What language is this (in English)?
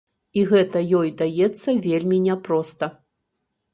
Belarusian